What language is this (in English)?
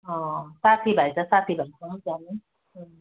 Nepali